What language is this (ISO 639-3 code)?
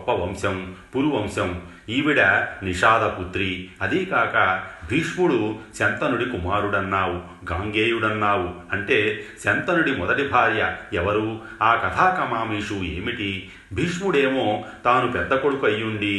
tel